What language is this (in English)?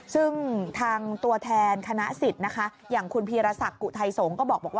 Thai